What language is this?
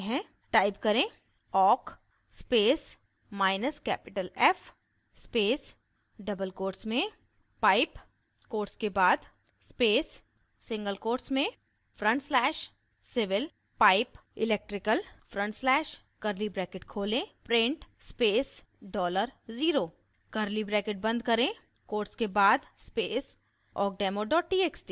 Hindi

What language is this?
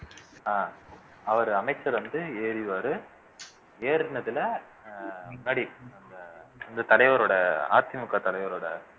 Tamil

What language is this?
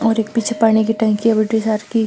Marwari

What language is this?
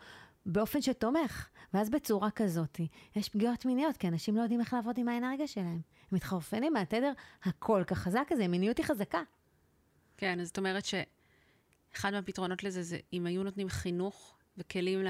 Hebrew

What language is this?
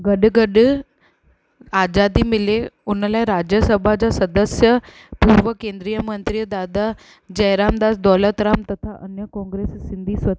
Sindhi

